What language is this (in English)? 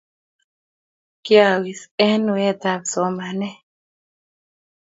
Kalenjin